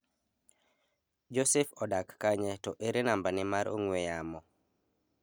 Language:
Luo (Kenya and Tanzania)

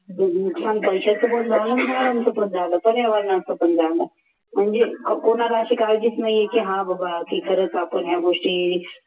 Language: Marathi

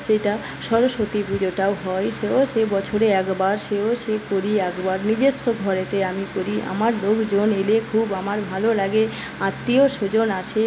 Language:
Bangla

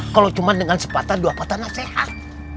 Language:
Indonesian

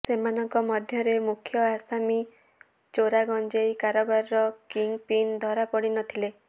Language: Odia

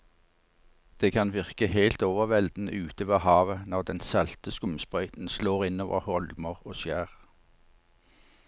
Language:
Norwegian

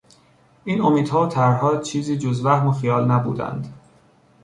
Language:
Persian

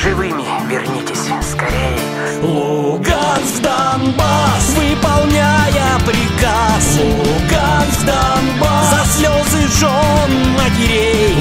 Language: Russian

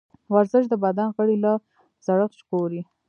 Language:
Pashto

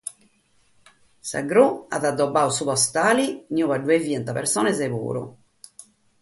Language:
Sardinian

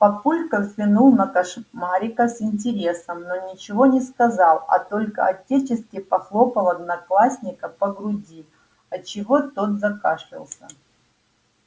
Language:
Russian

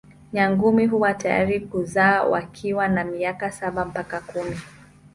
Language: Swahili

